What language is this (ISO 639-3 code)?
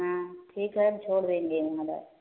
hin